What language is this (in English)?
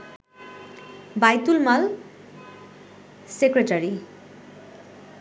Bangla